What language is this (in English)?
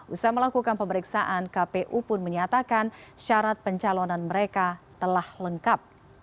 Indonesian